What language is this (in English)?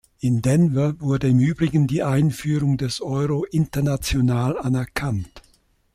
German